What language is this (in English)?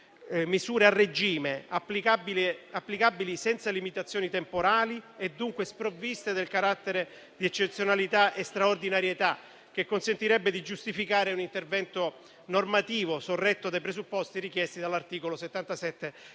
Italian